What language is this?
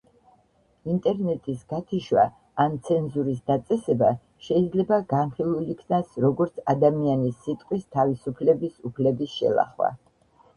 Georgian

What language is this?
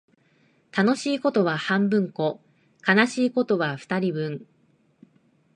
Japanese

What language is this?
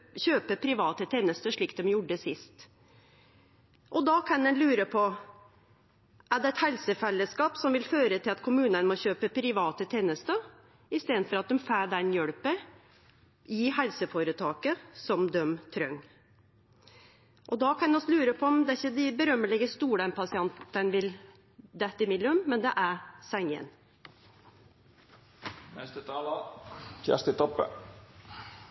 Norwegian Nynorsk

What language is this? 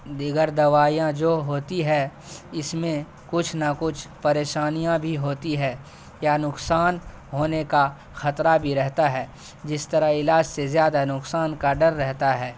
Urdu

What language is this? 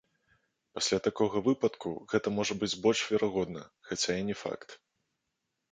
Belarusian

